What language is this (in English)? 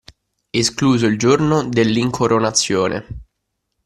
Italian